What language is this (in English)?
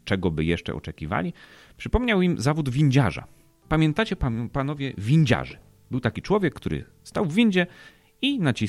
Polish